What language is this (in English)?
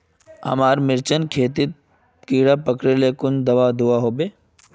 Magahi